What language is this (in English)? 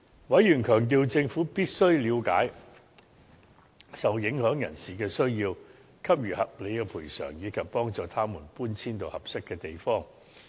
Cantonese